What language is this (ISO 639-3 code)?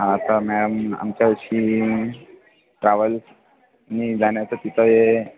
mar